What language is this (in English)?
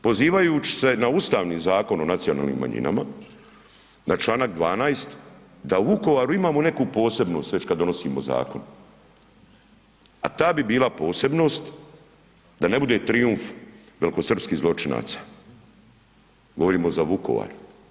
Croatian